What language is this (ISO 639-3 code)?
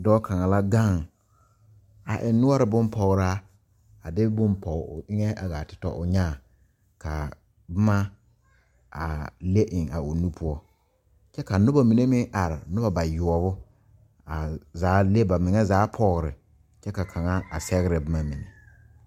dga